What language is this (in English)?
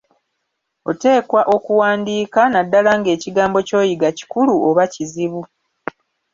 Ganda